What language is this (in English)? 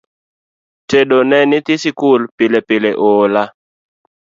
Luo (Kenya and Tanzania)